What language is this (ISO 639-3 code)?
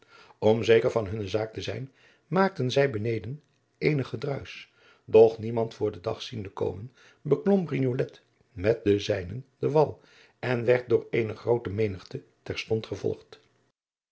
nld